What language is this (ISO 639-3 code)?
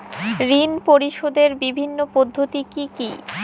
ben